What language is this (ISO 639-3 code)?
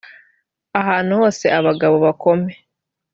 kin